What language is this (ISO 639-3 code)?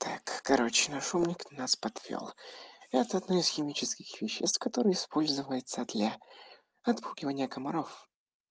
rus